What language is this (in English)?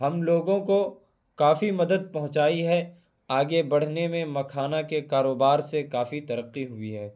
Urdu